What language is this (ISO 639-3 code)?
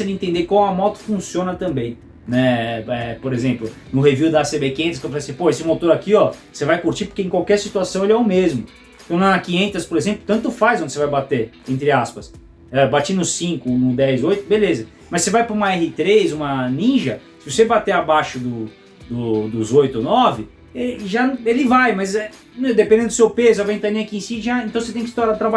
por